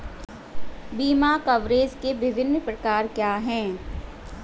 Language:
Hindi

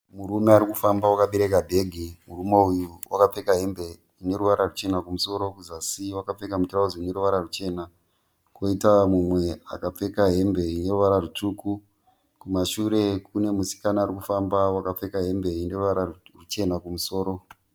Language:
Shona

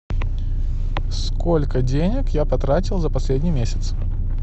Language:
Russian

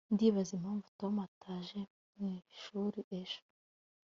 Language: Kinyarwanda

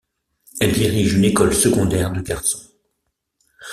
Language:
French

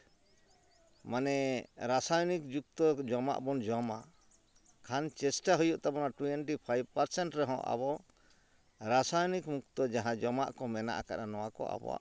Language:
Santali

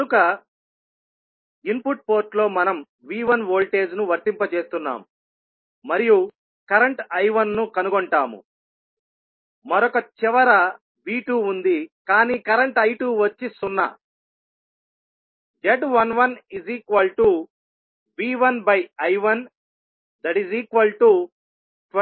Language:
Telugu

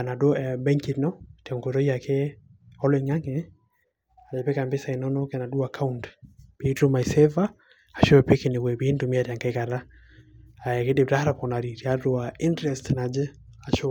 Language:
Masai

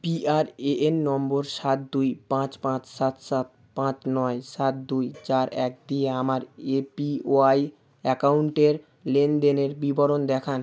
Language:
Bangla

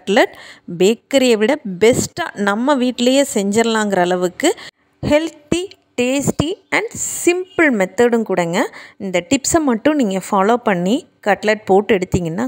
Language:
Tamil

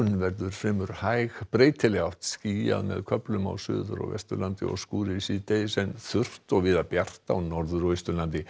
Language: Icelandic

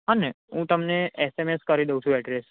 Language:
Gujarati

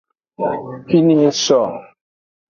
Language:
Aja (Benin)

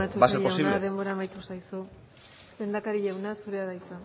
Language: Basque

